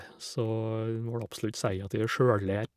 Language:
Norwegian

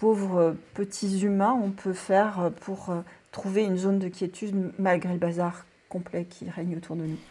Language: French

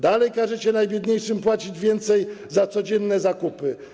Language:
Polish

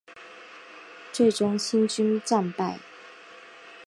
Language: Chinese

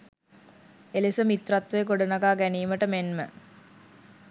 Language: Sinhala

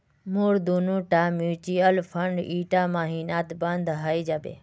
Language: Magahi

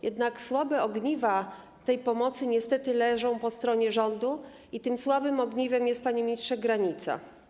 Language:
Polish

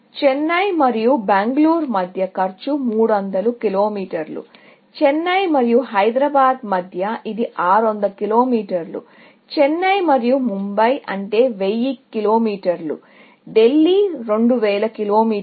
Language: Telugu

